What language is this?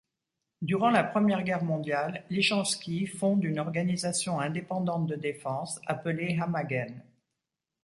French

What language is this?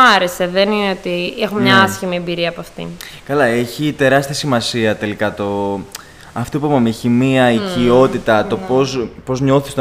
Greek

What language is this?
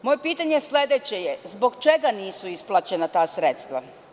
Serbian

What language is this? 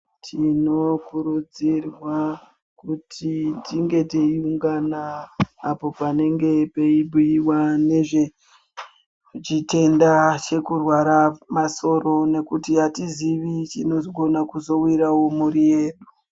Ndau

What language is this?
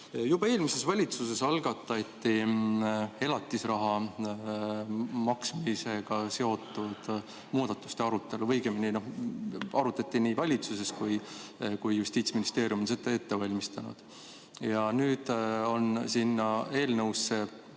Estonian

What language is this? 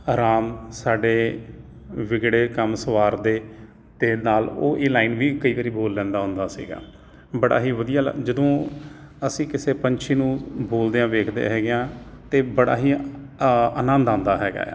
Punjabi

